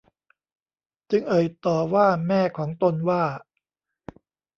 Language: Thai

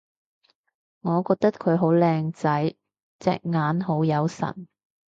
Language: Cantonese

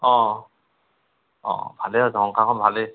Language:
Assamese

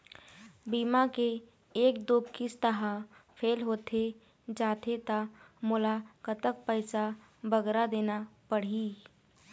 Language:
Chhattisgarhi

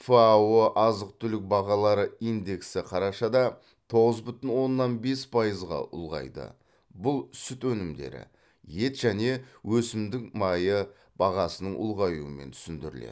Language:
Kazakh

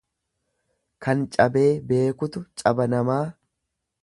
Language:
Oromo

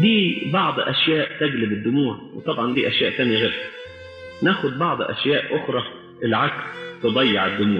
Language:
Arabic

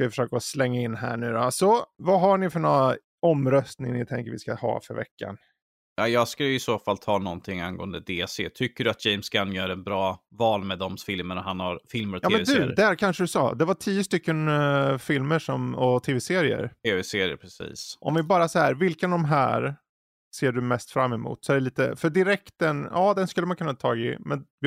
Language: Swedish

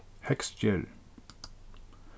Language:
Faroese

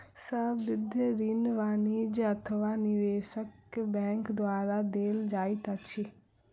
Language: Maithili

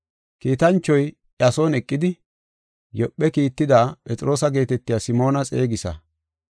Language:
Gofa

